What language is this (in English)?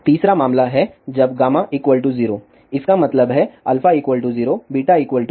Hindi